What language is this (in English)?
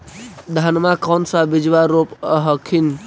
Magahi